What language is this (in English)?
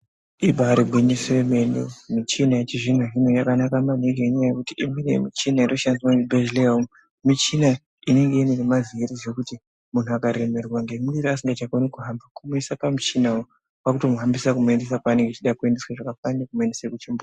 Ndau